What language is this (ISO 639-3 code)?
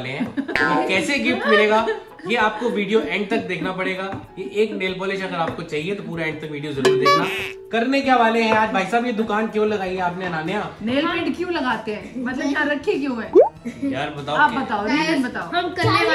hin